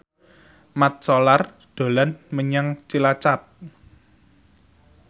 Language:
Javanese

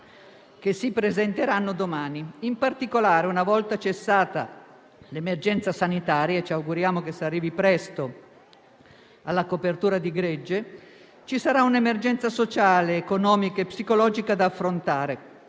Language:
Italian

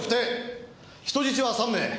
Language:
Japanese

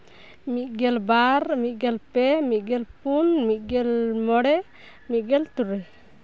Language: Santali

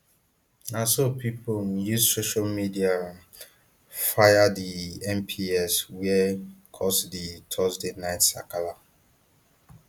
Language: Nigerian Pidgin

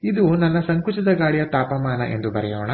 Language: Kannada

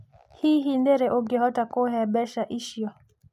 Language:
Kikuyu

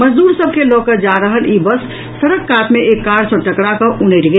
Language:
Maithili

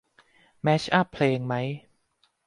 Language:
Thai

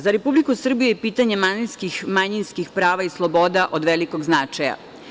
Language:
Serbian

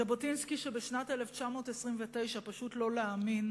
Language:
Hebrew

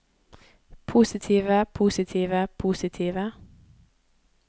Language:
Norwegian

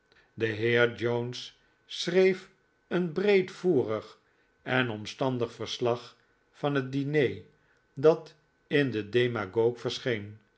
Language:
Dutch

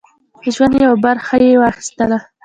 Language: Pashto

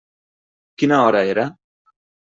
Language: Catalan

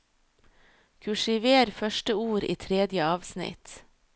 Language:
Norwegian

